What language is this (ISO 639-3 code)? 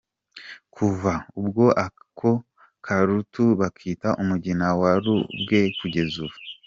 kin